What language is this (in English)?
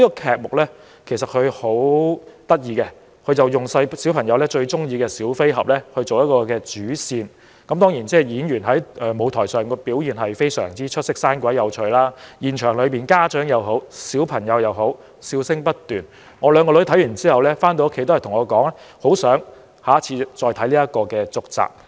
Cantonese